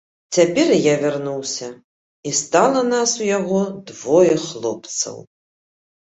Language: Belarusian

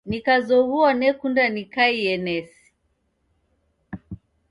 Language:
Taita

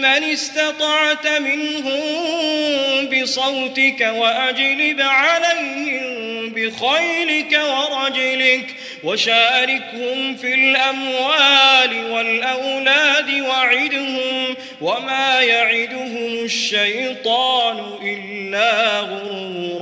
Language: Arabic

